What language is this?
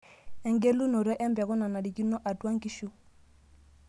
Masai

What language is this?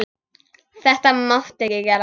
Icelandic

